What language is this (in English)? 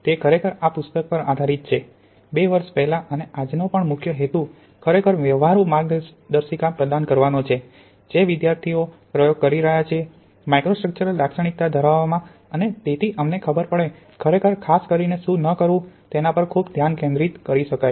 Gujarati